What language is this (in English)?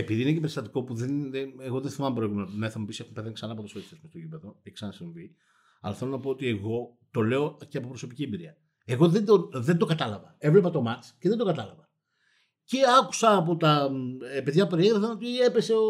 Greek